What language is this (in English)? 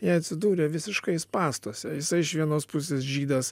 Lithuanian